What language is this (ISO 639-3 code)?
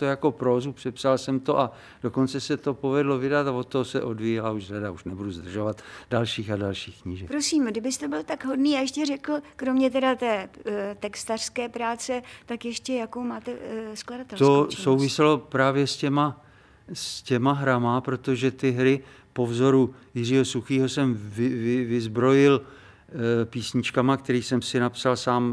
ces